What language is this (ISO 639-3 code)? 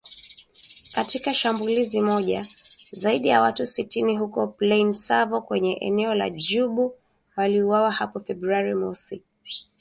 swa